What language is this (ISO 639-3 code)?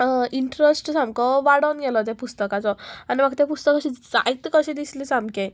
kok